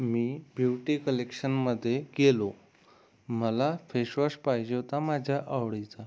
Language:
Marathi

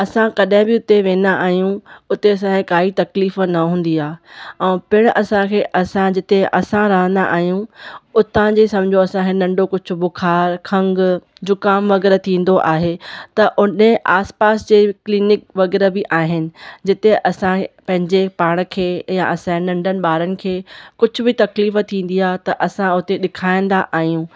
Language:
Sindhi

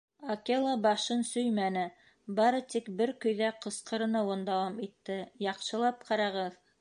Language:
Bashkir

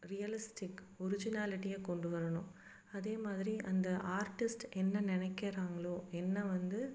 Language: Tamil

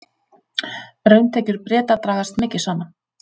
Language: Icelandic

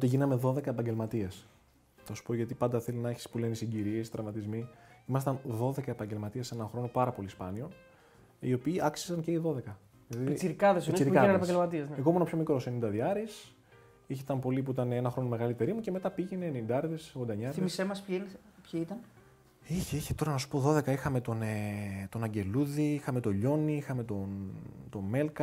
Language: Greek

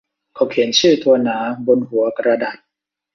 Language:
Thai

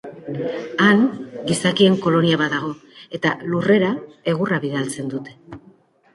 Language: Basque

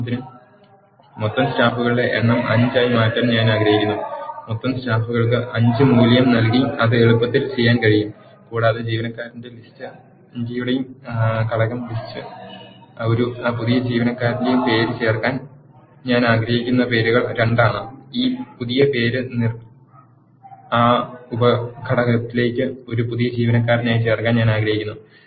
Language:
Malayalam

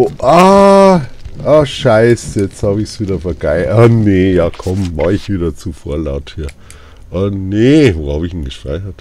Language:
German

